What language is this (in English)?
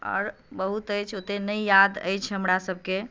Maithili